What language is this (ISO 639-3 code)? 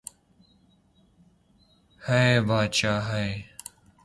urd